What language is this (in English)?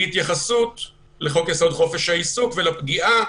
Hebrew